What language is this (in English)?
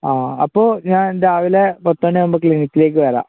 Malayalam